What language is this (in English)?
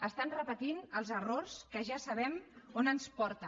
Catalan